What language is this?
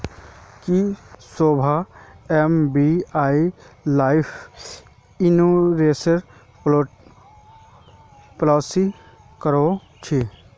Magahi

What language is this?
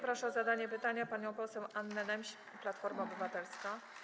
Polish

